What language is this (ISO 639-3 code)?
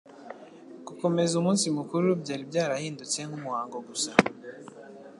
kin